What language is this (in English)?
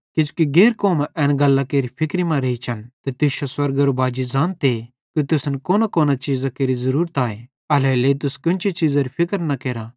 Bhadrawahi